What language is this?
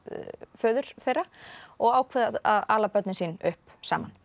Icelandic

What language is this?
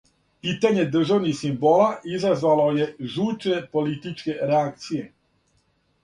Serbian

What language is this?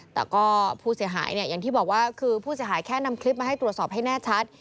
Thai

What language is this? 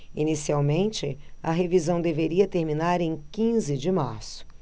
Portuguese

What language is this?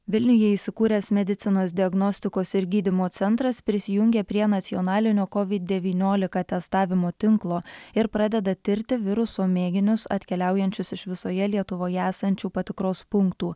Lithuanian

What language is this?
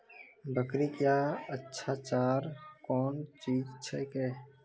Maithili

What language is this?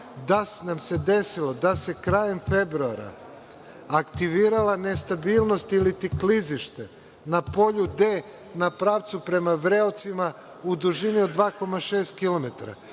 Serbian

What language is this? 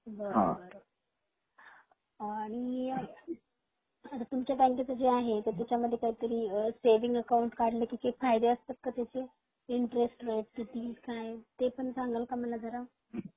Marathi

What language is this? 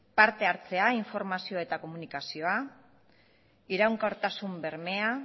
Basque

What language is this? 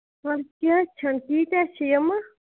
Kashmiri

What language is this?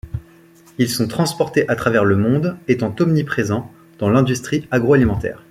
French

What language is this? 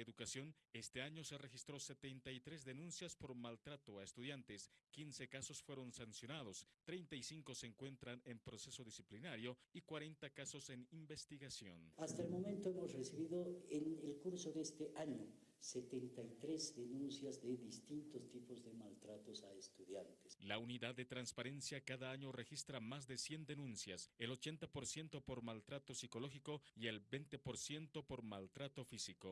Spanish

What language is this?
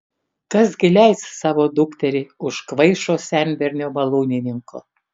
Lithuanian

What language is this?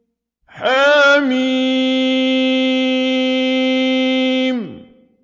Arabic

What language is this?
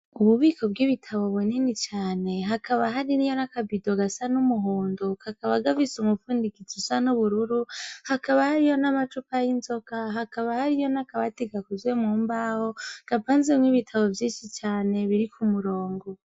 Rundi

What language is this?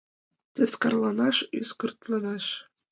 Mari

